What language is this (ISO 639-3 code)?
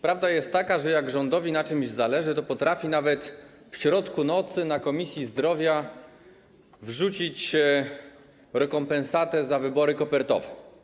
pol